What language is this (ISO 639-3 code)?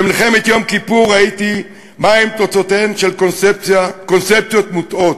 heb